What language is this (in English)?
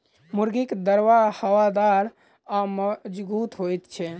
Maithili